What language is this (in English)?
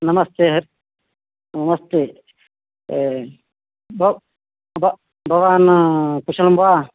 Sanskrit